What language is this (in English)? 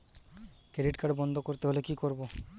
Bangla